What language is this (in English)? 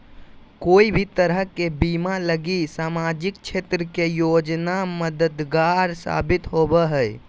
Magahi